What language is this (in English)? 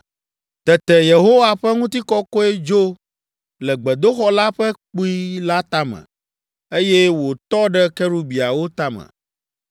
Ewe